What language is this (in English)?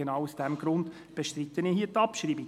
Swiss German